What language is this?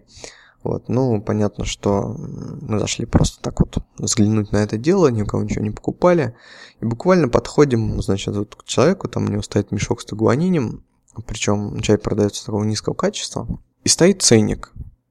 Russian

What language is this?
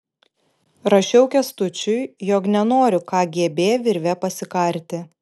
Lithuanian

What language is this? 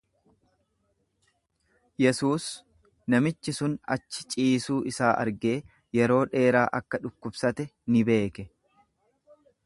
Oromo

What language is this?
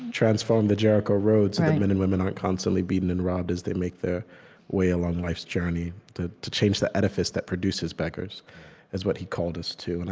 English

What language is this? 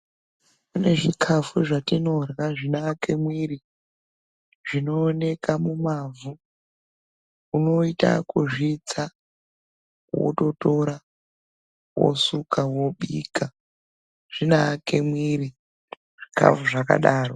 Ndau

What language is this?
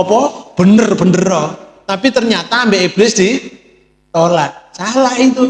Indonesian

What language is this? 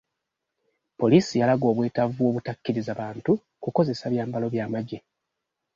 Ganda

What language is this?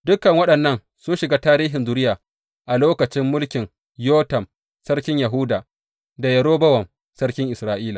Hausa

